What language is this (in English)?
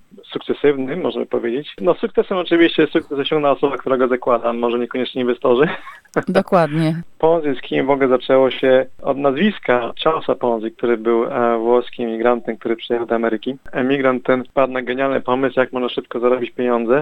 Polish